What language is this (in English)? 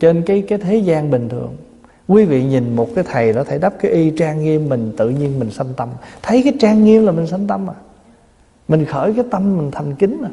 Vietnamese